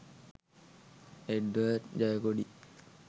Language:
Sinhala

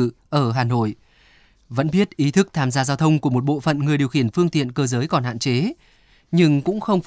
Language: Vietnamese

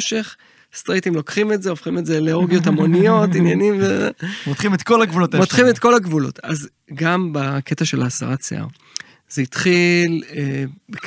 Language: Hebrew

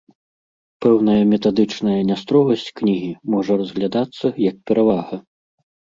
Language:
Belarusian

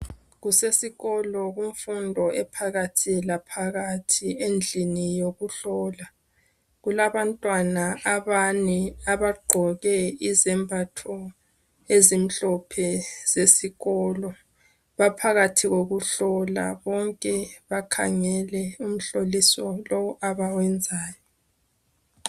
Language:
North Ndebele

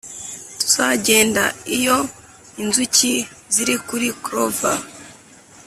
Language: Kinyarwanda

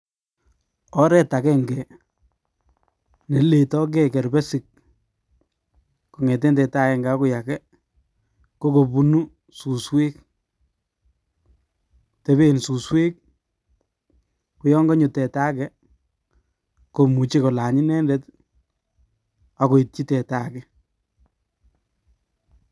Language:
Kalenjin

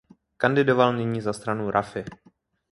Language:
Czech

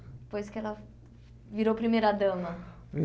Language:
Portuguese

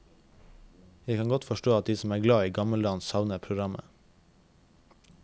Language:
Norwegian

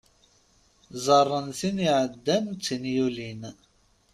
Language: Kabyle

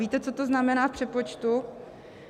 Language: Czech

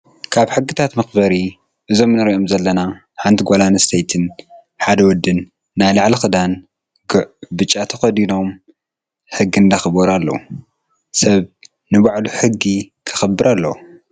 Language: Tigrinya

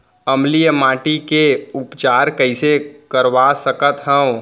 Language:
Chhattisgarhi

